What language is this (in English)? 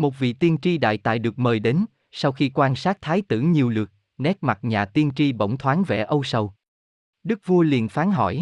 Vietnamese